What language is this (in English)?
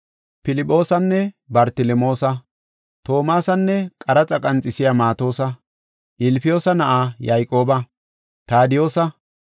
Gofa